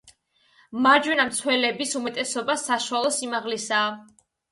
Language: Georgian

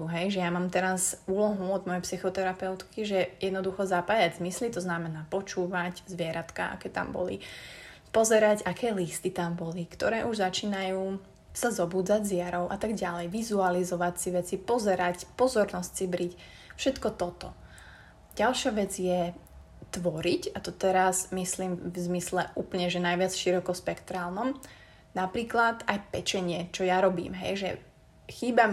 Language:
Slovak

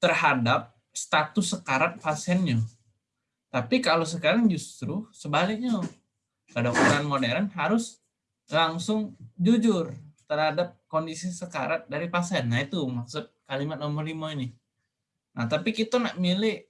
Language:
Indonesian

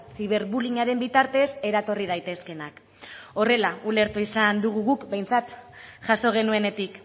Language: Basque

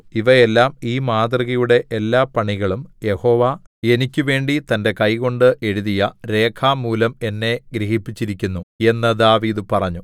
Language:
Malayalam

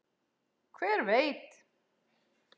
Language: Icelandic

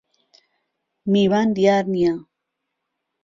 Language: Central Kurdish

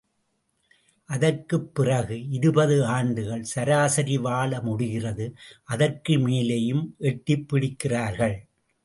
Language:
Tamil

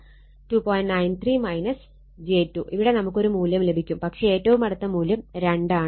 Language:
Malayalam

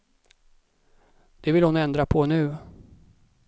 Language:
Swedish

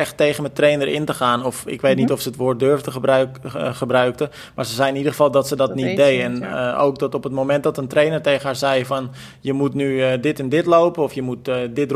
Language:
Dutch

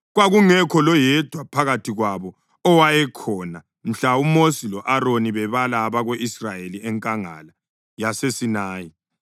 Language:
North Ndebele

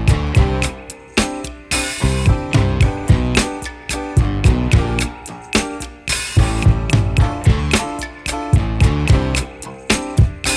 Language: Indonesian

